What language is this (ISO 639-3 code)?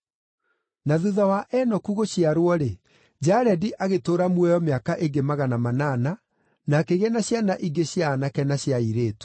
kik